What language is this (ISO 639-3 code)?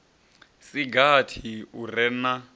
ven